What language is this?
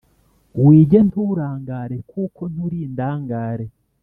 Kinyarwanda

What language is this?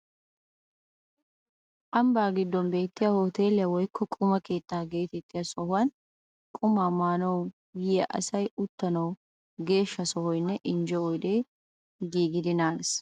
Wolaytta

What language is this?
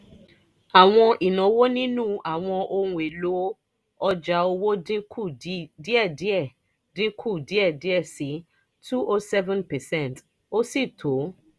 Yoruba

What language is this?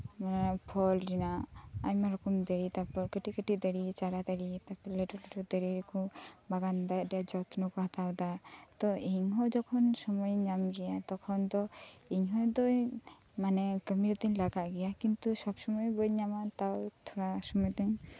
Santali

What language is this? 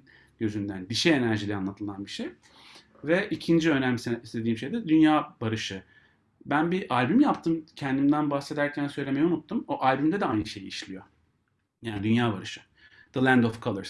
Turkish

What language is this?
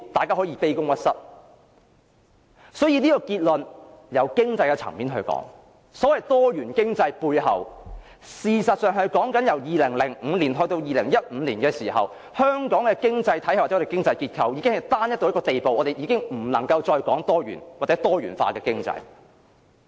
Cantonese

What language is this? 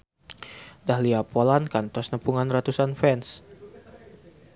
Sundanese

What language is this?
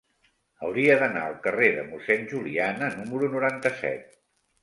Catalan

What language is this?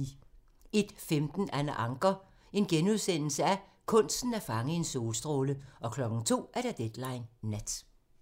Danish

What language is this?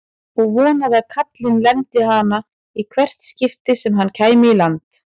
Icelandic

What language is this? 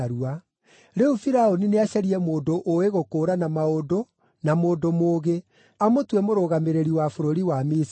Kikuyu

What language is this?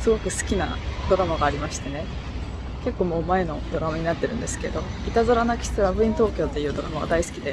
Japanese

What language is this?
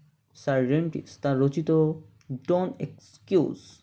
Bangla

